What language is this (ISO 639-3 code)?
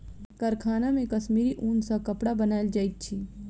mai